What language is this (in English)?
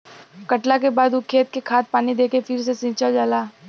Bhojpuri